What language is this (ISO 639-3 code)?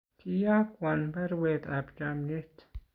kln